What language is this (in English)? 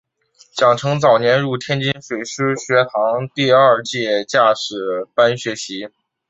Chinese